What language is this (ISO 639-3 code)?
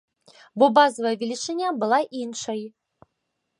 bel